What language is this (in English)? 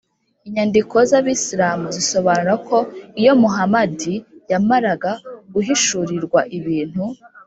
Kinyarwanda